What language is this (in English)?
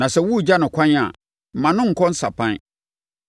Akan